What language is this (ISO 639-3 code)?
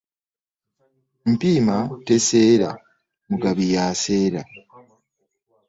lug